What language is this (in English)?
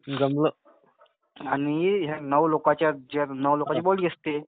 Marathi